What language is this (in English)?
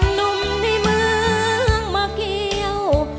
Thai